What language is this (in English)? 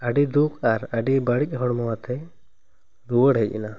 Santali